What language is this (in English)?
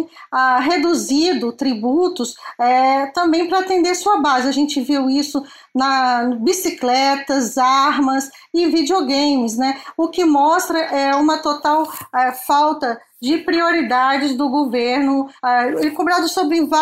Portuguese